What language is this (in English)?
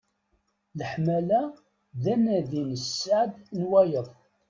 Kabyle